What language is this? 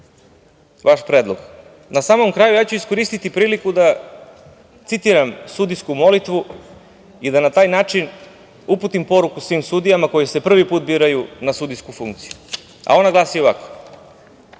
Serbian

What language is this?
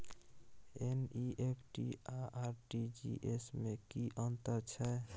Maithili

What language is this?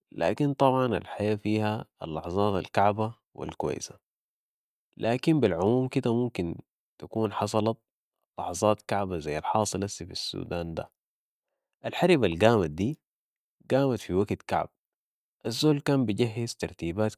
Sudanese Arabic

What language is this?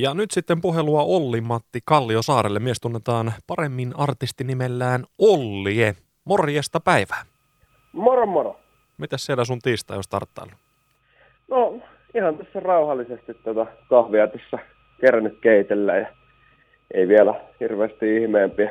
Finnish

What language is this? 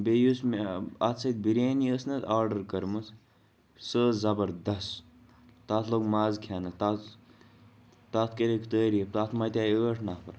Kashmiri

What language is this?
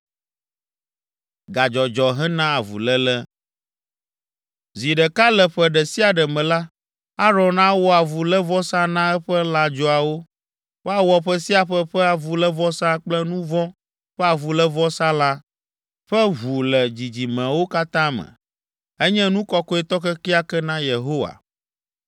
Ewe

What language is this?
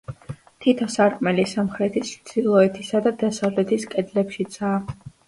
Georgian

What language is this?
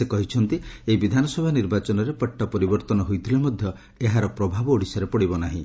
Odia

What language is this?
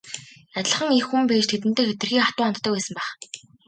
Mongolian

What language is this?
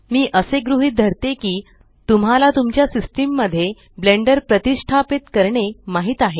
Marathi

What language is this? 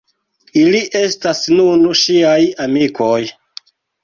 Esperanto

